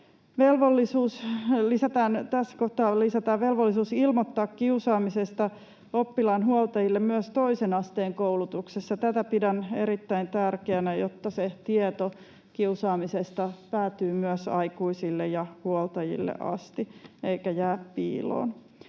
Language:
Finnish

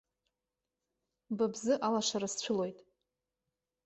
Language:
Abkhazian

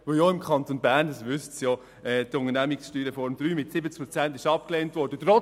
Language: Swiss German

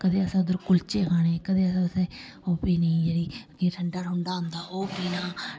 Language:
Dogri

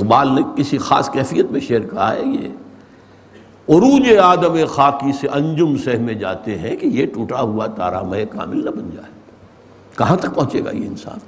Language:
Urdu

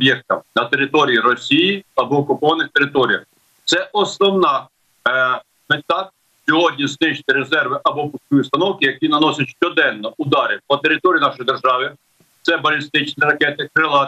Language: Ukrainian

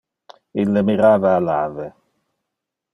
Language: Interlingua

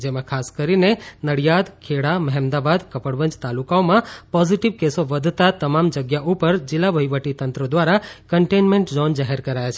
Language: Gujarati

